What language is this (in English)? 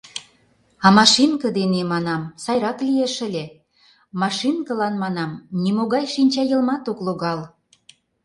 Mari